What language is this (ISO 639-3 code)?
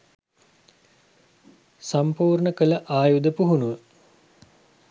sin